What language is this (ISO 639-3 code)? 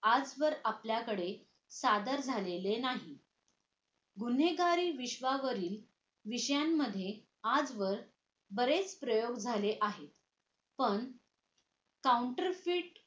mar